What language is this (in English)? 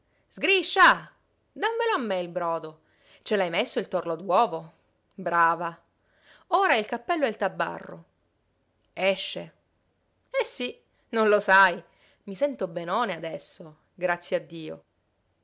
Italian